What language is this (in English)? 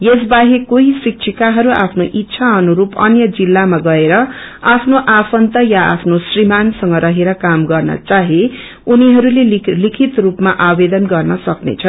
Nepali